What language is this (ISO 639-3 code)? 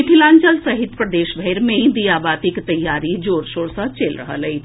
mai